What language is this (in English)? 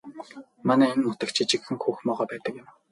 Mongolian